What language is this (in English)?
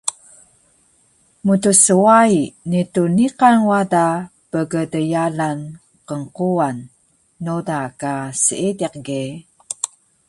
Taroko